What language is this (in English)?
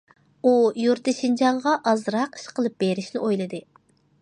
Uyghur